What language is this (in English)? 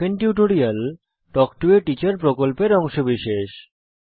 Bangla